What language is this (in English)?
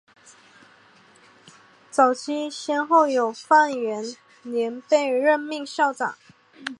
Chinese